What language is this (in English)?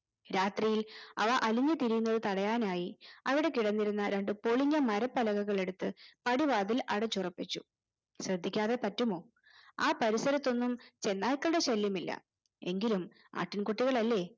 Malayalam